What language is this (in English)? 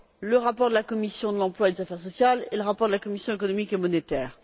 French